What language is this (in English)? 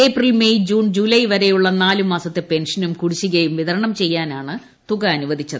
Malayalam